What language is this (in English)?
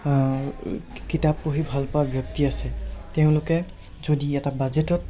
Assamese